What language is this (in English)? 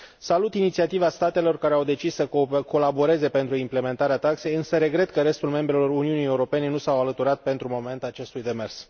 Romanian